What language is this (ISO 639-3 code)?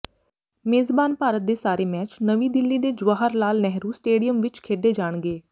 pan